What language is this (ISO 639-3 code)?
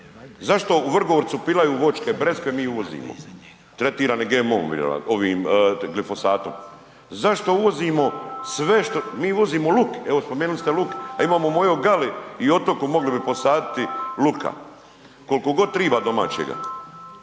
hrv